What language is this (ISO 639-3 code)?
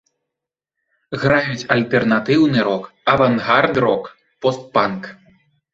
bel